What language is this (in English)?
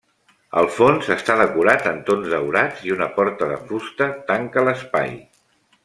Catalan